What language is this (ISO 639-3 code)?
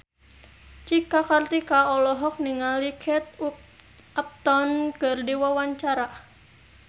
sun